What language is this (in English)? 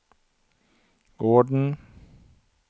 Swedish